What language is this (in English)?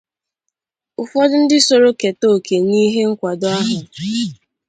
Igbo